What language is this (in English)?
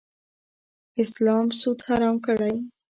Pashto